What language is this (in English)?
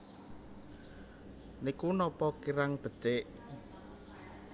Javanese